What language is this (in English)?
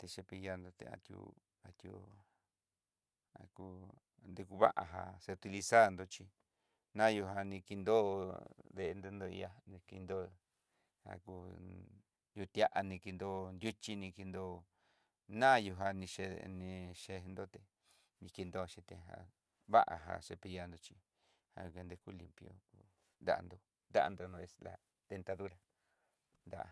Southeastern Nochixtlán Mixtec